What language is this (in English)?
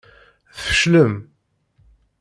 Kabyle